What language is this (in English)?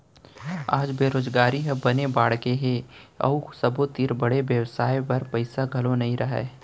Chhattisgarhi